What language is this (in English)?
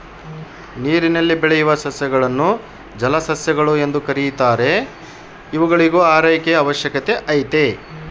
Kannada